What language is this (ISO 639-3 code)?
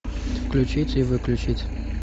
rus